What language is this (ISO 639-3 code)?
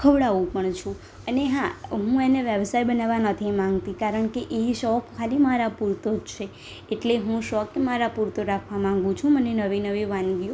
guj